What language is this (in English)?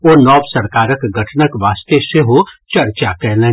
Maithili